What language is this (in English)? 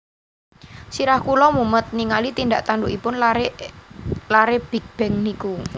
Javanese